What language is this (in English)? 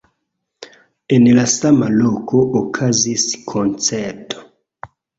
Esperanto